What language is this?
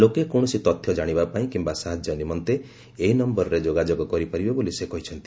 Odia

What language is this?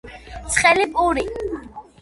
Georgian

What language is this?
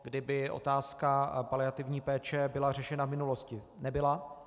Czech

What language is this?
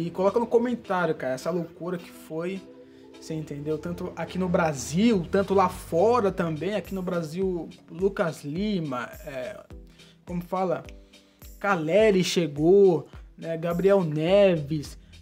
Portuguese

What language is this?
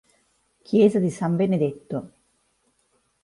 Italian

